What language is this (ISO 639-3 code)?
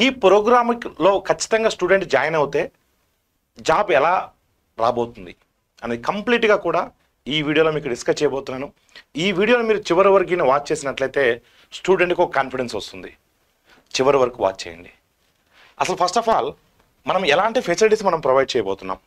tel